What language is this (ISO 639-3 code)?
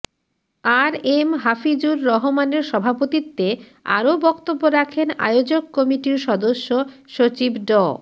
ben